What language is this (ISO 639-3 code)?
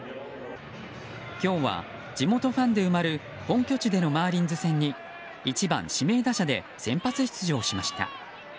jpn